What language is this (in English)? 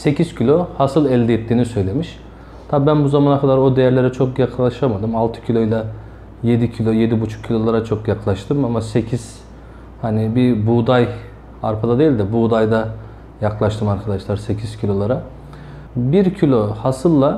Turkish